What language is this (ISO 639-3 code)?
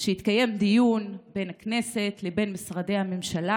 heb